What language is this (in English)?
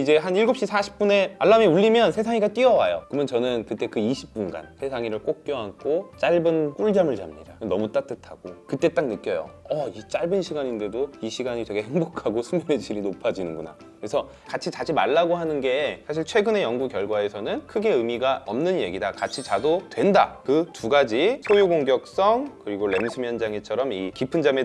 Korean